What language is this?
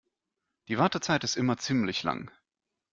German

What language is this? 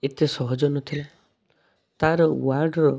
Odia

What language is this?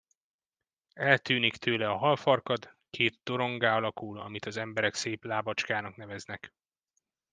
Hungarian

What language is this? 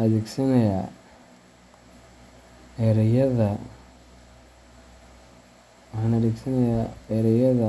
Somali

